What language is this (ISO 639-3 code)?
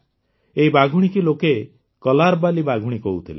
ori